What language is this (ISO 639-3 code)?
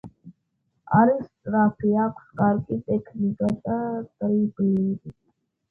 kat